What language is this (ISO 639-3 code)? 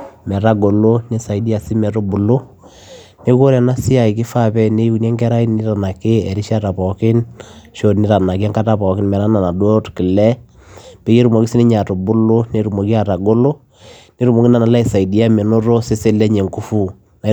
mas